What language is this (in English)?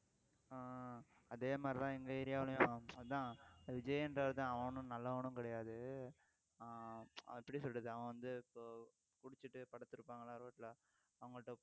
Tamil